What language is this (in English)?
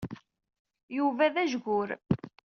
Kabyle